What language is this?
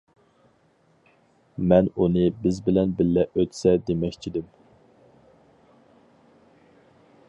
Uyghur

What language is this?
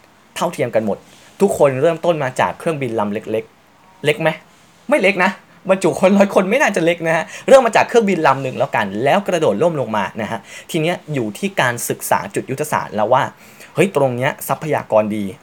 Thai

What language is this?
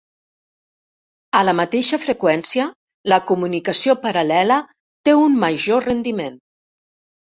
Catalan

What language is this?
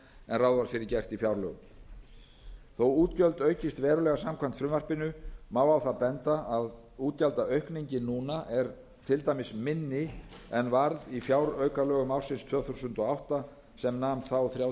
Icelandic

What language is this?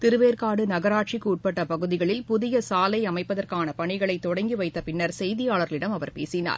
Tamil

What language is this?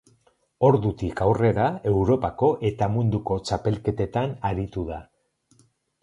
Basque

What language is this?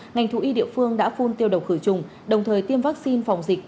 Vietnamese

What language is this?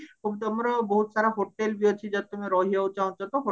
Odia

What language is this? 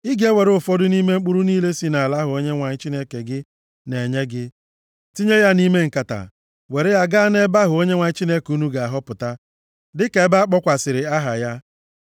Igbo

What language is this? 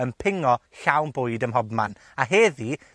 Welsh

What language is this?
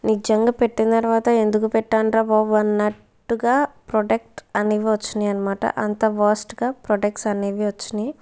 Telugu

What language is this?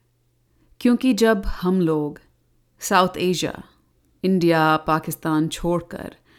Hindi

